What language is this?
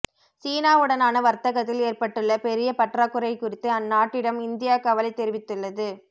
Tamil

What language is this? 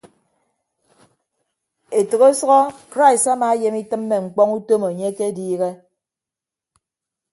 Ibibio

